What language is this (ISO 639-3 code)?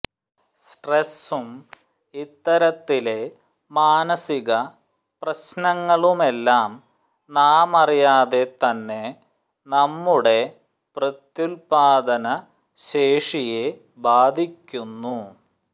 mal